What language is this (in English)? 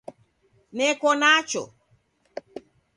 Taita